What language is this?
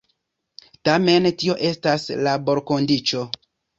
Esperanto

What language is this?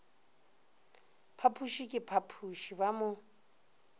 Northern Sotho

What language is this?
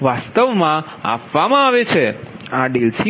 Gujarati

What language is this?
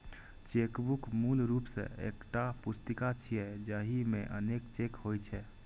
Maithili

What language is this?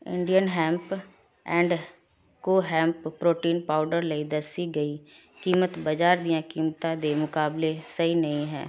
Punjabi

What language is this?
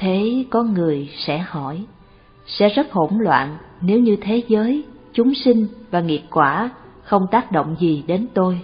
Vietnamese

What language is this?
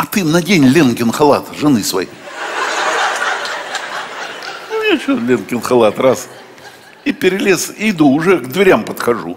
Russian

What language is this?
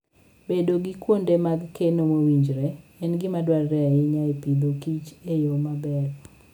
Luo (Kenya and Tanzania)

